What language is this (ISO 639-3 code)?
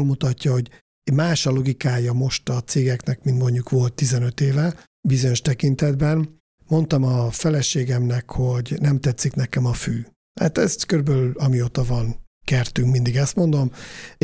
hun